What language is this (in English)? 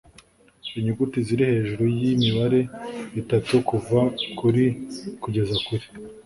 Kinyarwanda